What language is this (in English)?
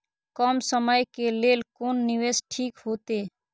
Maithili